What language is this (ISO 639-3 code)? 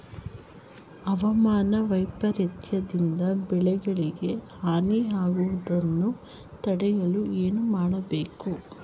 kan